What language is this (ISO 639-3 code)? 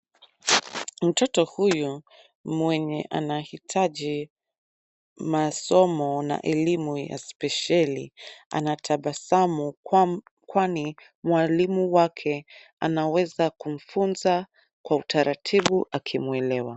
swa